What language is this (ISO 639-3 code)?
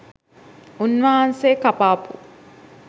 sin